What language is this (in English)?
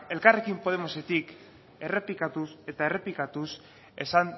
Basque